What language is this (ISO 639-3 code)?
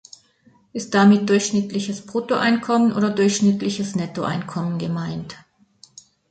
deu